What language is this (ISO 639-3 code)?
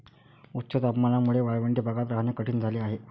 mar